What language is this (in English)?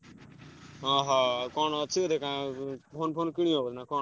Odia